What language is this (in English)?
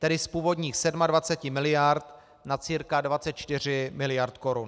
Czech